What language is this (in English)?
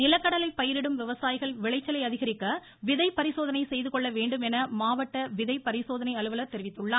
Tamil